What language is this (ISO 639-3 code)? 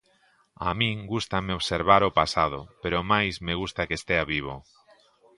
glg